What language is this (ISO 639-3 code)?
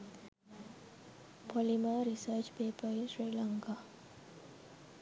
sin